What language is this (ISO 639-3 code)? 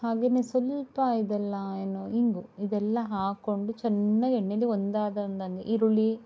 kan